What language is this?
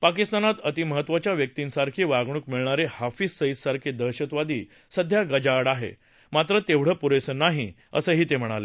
Marathi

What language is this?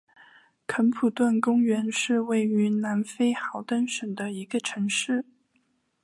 Chinese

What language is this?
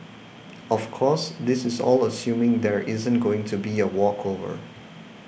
English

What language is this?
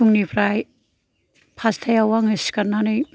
Bodo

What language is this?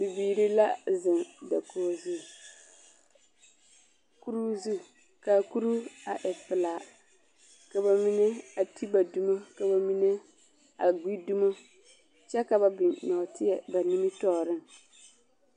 Southern Dagaare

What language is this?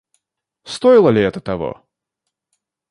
Russian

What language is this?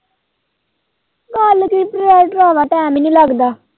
Punjabi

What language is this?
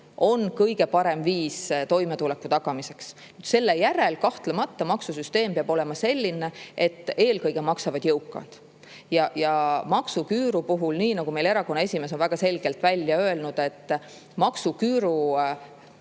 Estonian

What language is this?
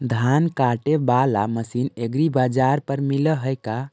Magahi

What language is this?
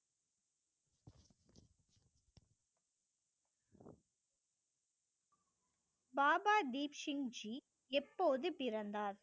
Tamil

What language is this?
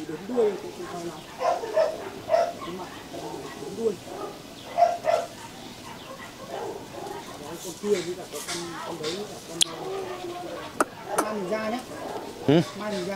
Vietnamese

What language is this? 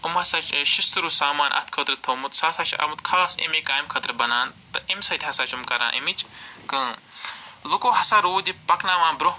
Kashmiri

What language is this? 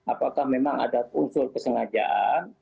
Indonesian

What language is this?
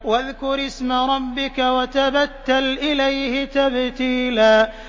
Arabic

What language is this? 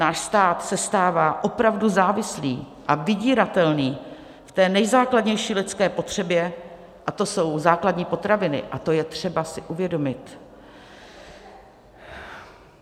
Czech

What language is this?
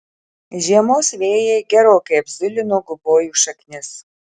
Lithuanian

